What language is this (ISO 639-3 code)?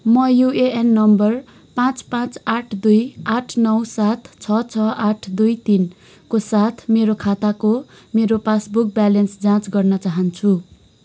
nep